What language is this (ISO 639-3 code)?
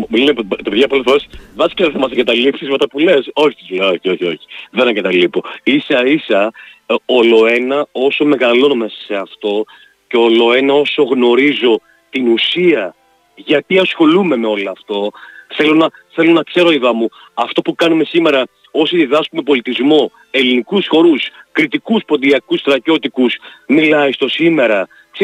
ell